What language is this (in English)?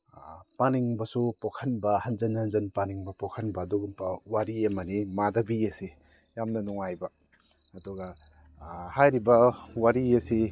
Manipuri